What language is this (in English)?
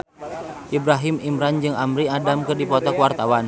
Sundanese